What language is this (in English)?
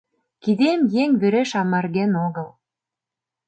Mari